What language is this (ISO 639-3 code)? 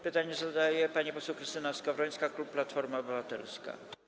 pol